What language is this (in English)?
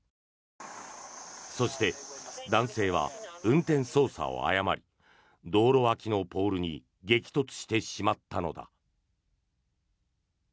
Japanese